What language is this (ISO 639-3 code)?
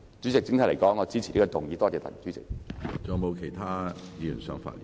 yue